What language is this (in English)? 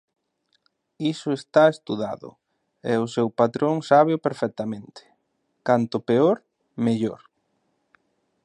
Galician